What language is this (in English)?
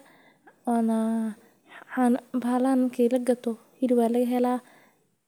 Somali